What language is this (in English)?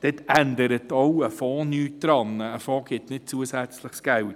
Swiss German